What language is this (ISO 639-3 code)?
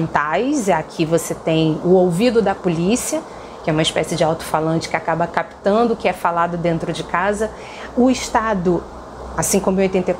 por